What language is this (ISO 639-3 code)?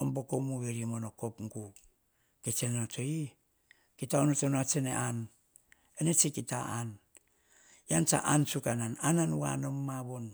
hah